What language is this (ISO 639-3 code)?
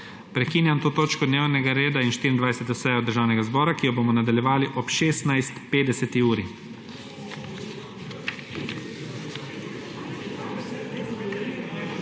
slv